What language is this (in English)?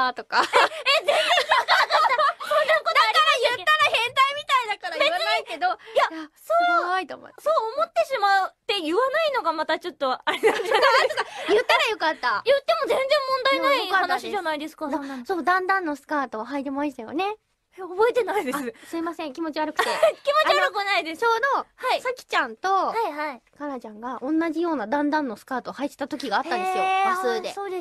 Japanese